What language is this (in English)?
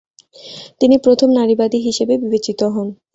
Bangla